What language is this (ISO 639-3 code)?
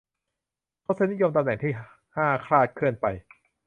tha